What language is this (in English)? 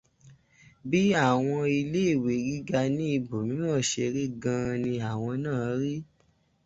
Yoruba